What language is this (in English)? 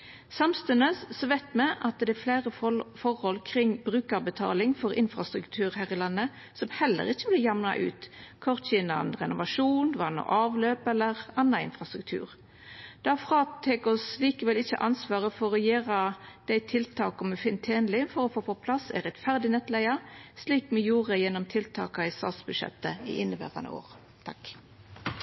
Norwegian Nynorsk